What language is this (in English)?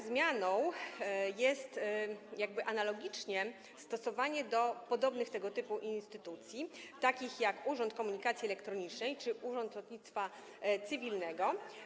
Polish